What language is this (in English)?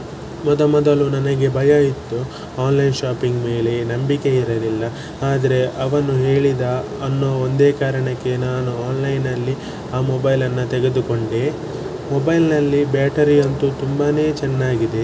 Kannada